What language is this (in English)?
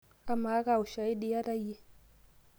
Masai